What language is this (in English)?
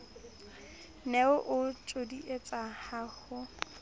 Southern Sotho